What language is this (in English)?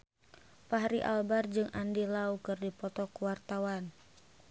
Sundanese